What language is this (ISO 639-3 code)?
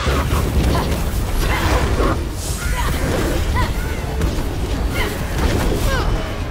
tur